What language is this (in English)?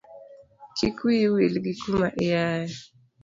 Luo (Kenya and Tanzania)